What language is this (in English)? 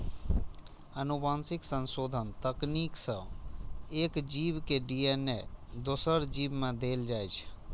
Maithili